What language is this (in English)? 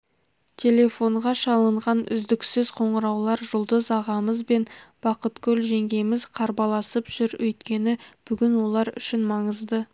Kazakh